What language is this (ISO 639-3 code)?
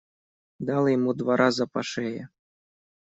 rus